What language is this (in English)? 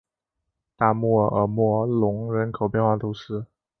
Chinese